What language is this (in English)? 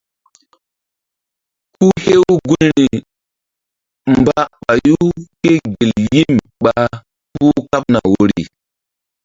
Mbum